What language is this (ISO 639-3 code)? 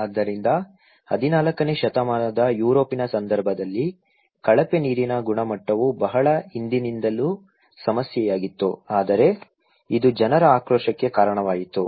kan